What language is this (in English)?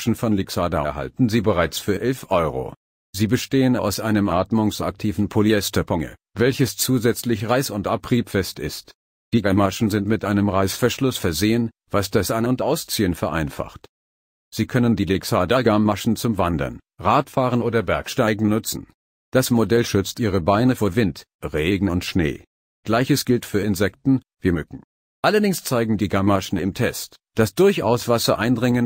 German